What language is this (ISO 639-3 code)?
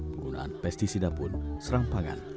ind